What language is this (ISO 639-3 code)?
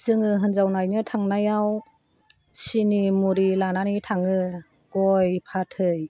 brx